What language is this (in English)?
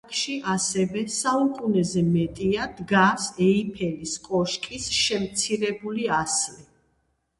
Georgian